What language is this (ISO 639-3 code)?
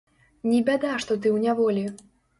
bel